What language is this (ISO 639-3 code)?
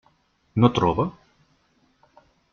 cat